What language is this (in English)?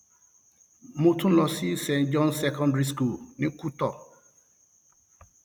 Yoruba